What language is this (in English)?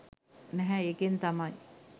Sinhala